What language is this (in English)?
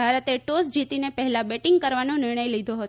Gujarati